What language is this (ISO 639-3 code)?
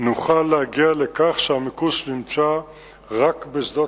heb